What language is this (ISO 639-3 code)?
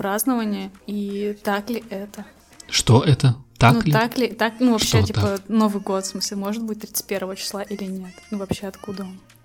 rus